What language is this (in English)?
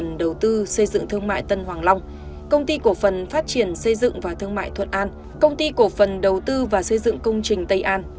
Vietnamese